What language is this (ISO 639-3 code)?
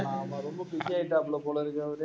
tam